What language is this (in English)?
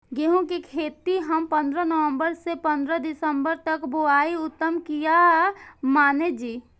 Maithili